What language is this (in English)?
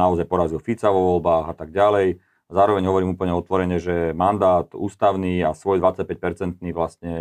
Slovak